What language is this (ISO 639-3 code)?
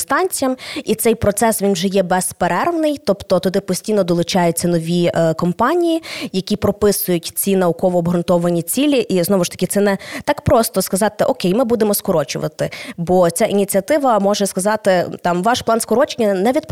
ukr